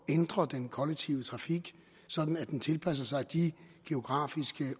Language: Danish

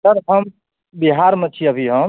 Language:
Maithili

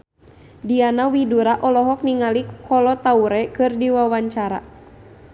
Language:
Sundanese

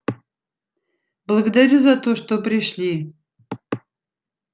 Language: Russian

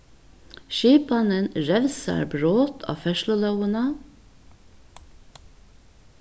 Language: Faroese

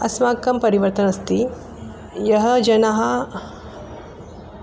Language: Sanskrit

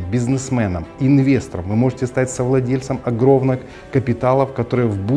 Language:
Russian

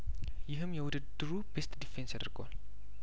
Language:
Amharic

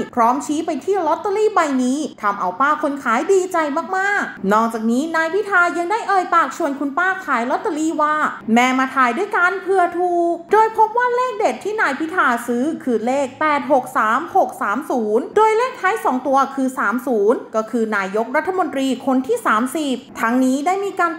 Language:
Thai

